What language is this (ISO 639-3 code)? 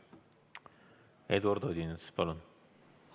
est